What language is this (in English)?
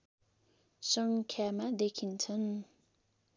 Nepali